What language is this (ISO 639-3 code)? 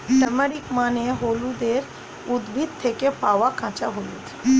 ben